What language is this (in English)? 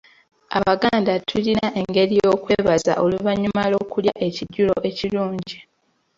Ganda